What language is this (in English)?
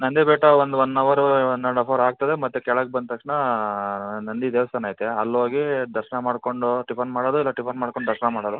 Kannada